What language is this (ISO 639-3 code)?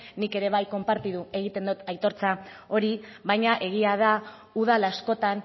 eus